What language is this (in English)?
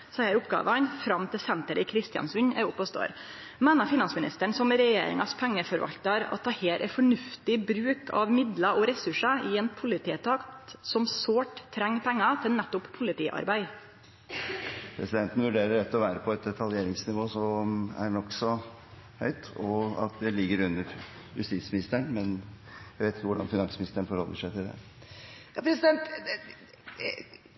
Norwegian